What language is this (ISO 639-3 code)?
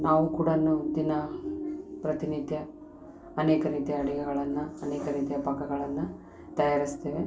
kan